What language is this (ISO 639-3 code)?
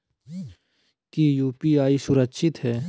mag